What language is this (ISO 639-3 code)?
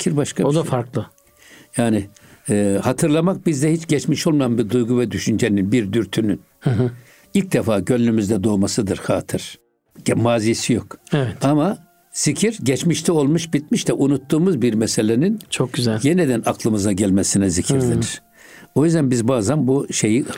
tur